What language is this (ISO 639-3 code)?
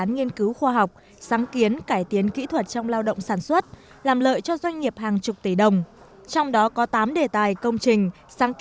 vie